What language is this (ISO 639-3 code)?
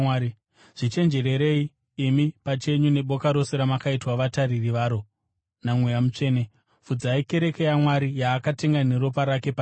sna